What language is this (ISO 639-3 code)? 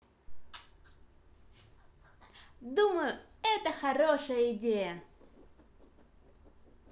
rus